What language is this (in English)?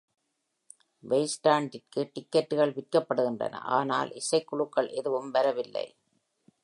Tamil